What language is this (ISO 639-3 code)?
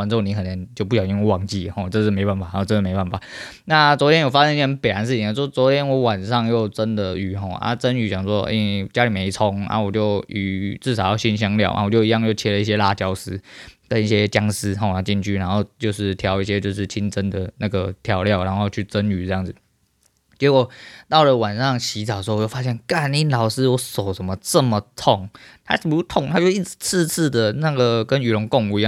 zho